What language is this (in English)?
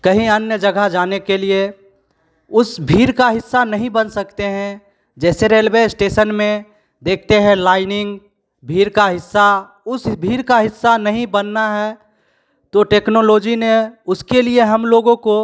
Hindi